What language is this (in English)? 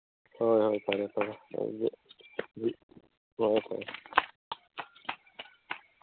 Manipuri